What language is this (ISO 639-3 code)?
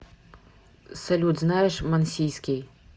rus